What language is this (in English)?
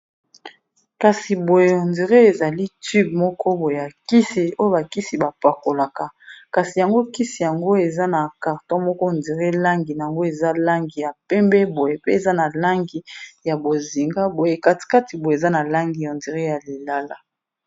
Lingala